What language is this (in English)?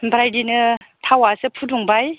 Bodo